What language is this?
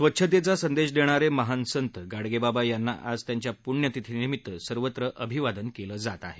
Marathi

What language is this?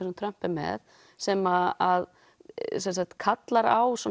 Icelandic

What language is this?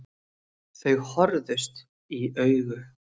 Icelandic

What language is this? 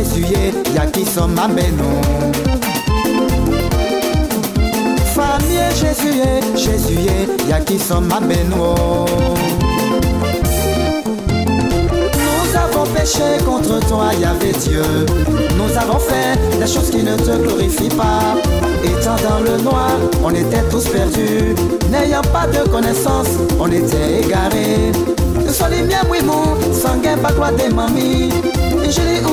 French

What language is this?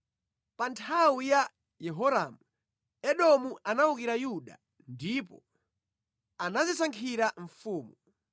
Nyanja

